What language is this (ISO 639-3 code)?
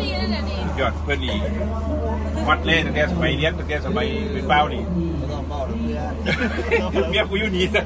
tha